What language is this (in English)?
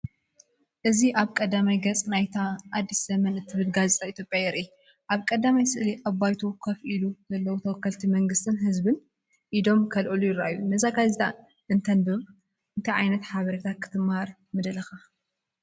Tigrinya